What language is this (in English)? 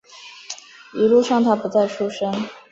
Chinese